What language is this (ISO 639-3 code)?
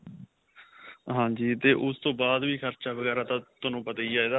pan